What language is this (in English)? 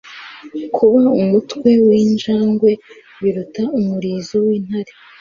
Kinyarwanda